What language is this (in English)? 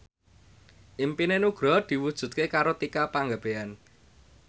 Javanese